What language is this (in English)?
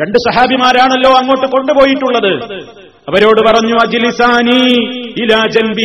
Malayalam